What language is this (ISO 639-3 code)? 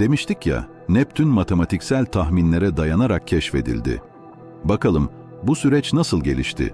tur